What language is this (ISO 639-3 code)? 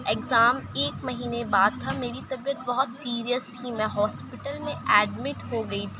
urd